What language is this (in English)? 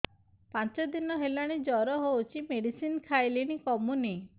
Odia